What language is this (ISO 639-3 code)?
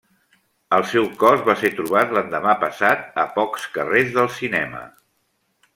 cat